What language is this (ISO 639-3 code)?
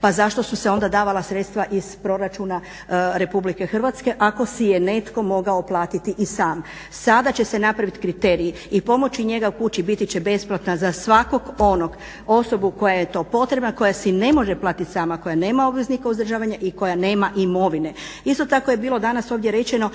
hrv